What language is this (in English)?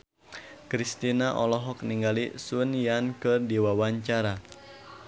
Sundanese